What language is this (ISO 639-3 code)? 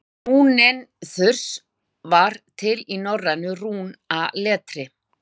isl